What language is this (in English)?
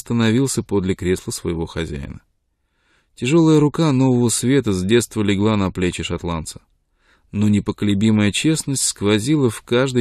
Russian